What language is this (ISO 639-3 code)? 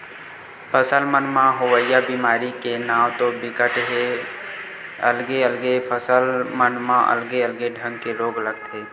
hne